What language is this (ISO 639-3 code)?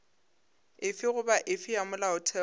nso